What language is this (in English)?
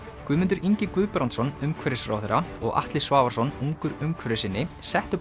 Icelandic